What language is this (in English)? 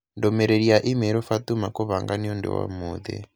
Kikuyu